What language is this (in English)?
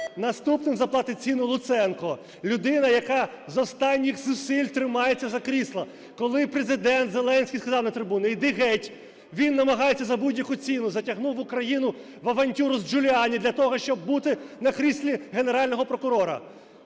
Ukrainian